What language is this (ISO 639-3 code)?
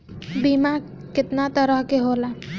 bho